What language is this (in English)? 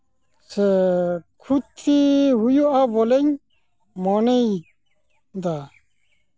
Santali